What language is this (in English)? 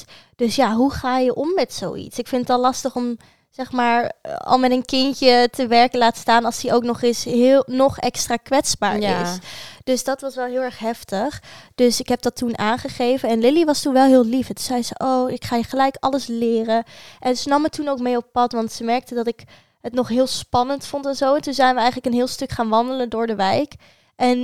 Dutch